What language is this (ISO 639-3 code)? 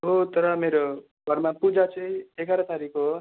nep